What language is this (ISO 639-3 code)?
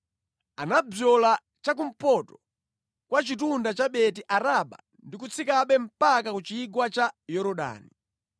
nya